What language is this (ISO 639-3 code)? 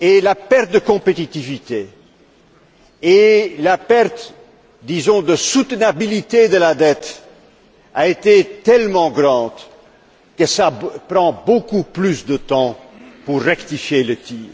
fra